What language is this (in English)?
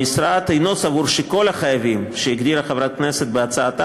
Hebrew